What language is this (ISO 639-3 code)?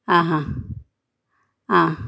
mal